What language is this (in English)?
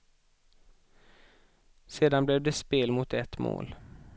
Swedish